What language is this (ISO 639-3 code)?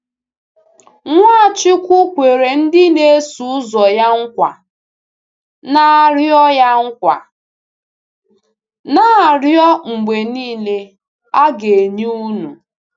ibo